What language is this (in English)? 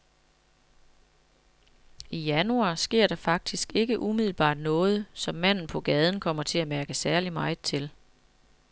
Danish